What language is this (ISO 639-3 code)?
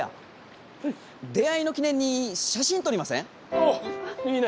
jpn